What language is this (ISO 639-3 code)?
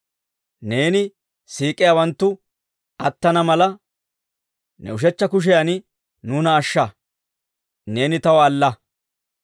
dwr